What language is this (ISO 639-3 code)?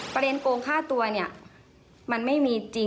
tha